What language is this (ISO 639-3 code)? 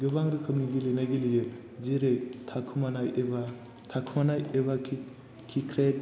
brx